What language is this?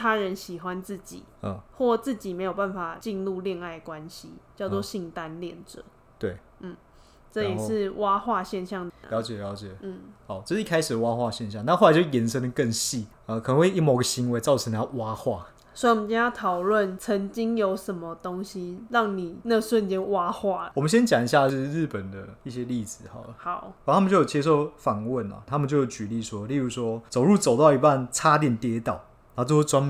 Chinese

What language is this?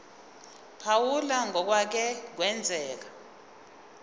Zulu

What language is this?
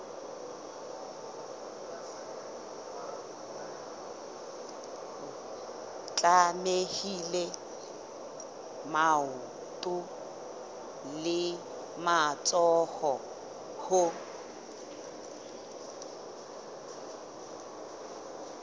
Southern Sotho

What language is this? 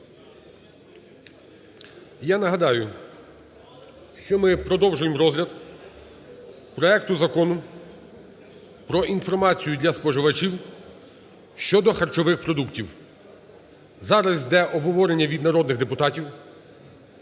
Ukrainian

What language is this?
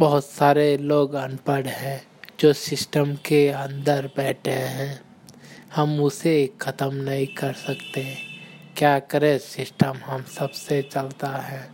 Hindi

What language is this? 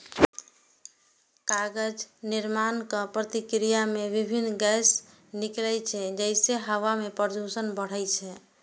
Maithili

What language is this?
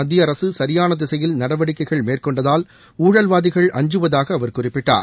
Tamil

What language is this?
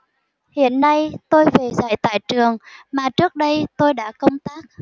Vietnamese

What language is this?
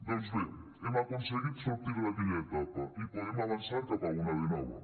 Catalan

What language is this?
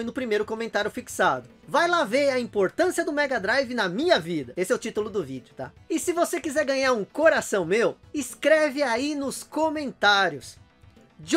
Portuguese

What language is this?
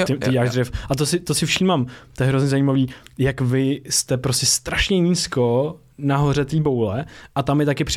Czech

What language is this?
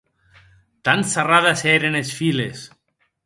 Occitan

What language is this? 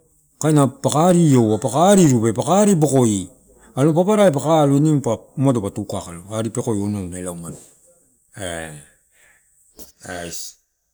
Torau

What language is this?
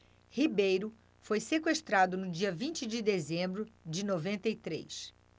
Portuguese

